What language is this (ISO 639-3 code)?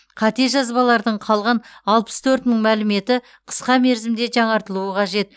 kaz